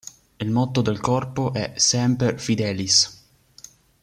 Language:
Italian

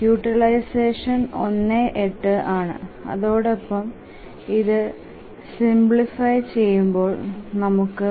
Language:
Malayalam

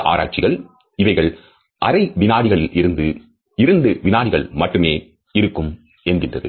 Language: Tamil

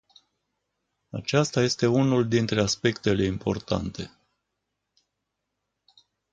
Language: Romanian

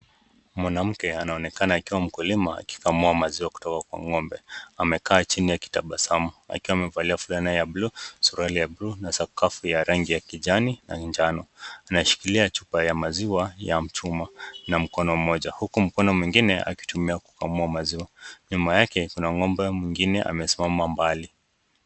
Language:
Swahili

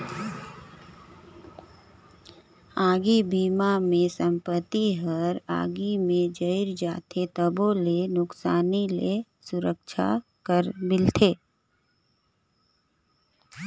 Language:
Chhattisgarhi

